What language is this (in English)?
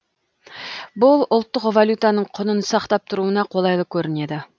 Kazakh